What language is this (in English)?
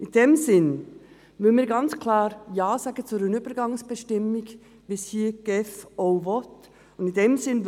Swiss German